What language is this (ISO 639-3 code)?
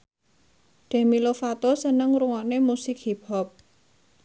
jav